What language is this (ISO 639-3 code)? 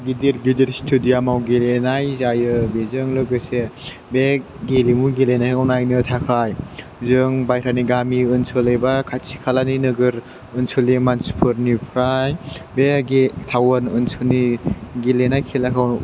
brx